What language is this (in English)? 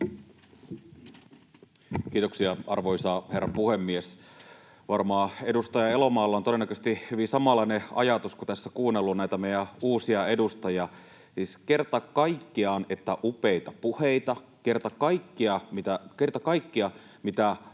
Finnish